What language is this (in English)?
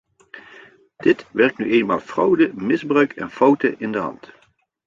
Dutch